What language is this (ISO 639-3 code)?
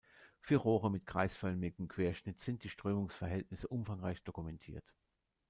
deu